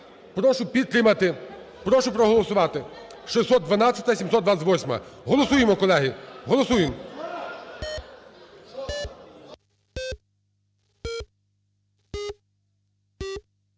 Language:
Ukrainian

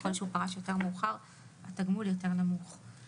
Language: Hebrew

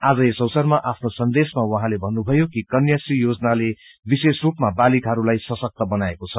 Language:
Nepali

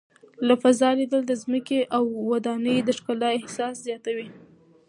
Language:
Pashto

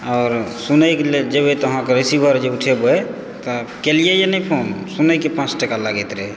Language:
Maithili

